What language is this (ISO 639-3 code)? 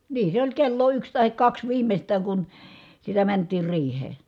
fin